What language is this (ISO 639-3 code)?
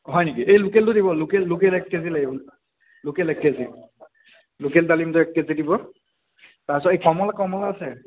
asm